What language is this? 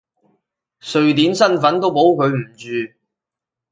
Cantonese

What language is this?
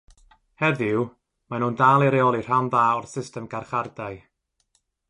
Welsh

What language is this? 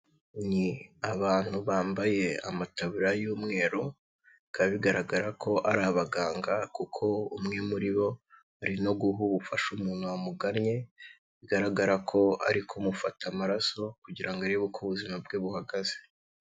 Kinyarwanda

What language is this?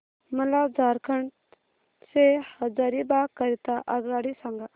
Marathi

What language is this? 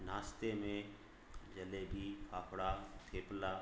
Sindhi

